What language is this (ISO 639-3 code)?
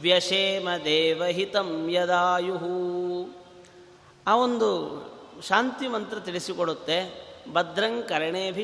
kan